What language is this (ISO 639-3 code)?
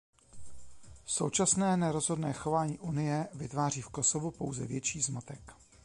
ces